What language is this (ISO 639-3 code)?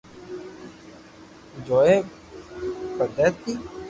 lrk